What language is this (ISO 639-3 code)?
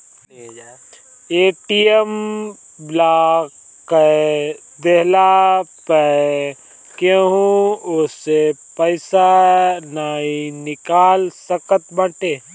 bho